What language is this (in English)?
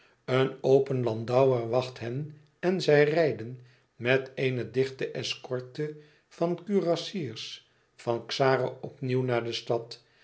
Dutch